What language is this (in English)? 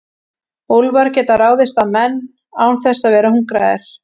Icelandic